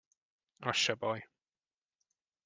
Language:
Hungarian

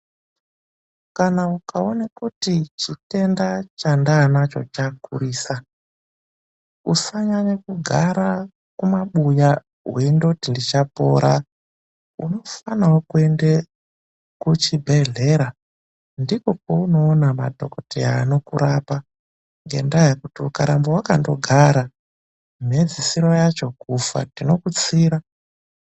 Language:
Ndau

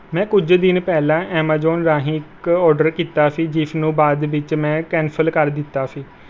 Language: Punjabi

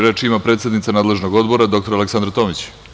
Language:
Serbian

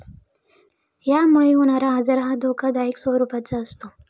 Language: Marathi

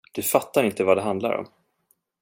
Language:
Swedish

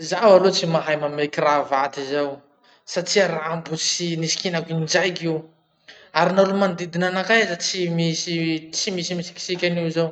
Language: Masikoro Malagasy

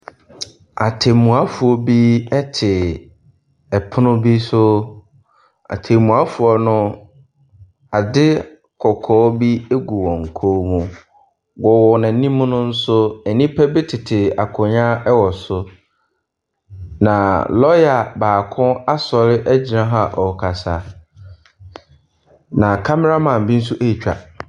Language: Akan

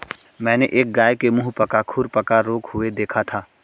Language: Hindi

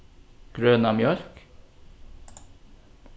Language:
Faroese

